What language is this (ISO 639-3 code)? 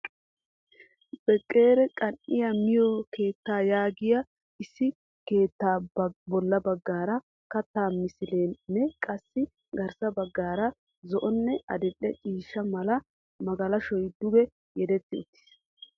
wal